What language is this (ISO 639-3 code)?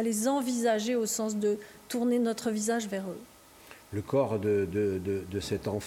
fra